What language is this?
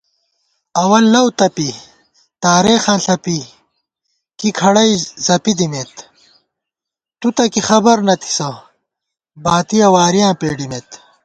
Gawar-Bati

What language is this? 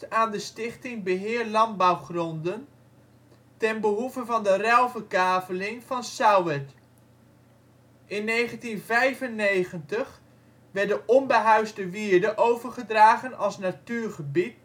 Dutch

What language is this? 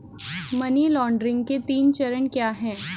Hindi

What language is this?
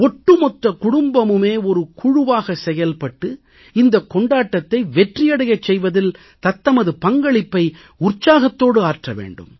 Tamil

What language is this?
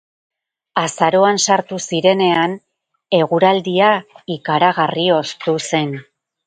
Basque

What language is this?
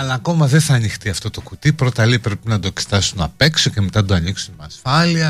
Greek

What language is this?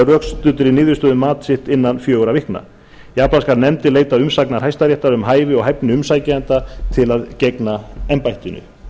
Icelandic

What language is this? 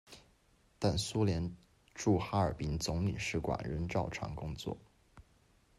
Chinese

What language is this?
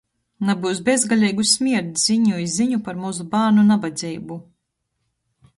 Latgalian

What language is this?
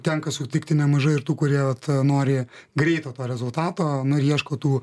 Lithuanian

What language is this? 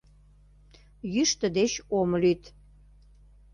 Mari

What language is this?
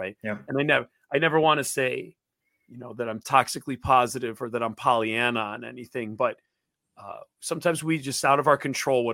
English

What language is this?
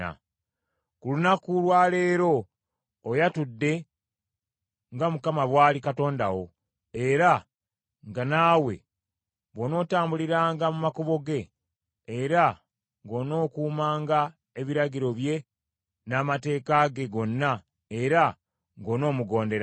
Ganda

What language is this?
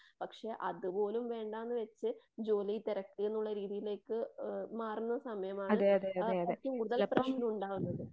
Malayalam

